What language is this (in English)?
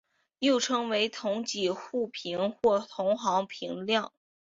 Chinese